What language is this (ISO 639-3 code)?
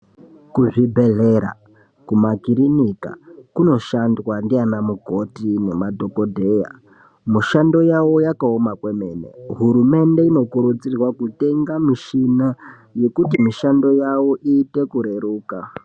ndc